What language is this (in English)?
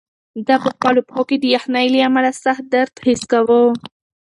Pashto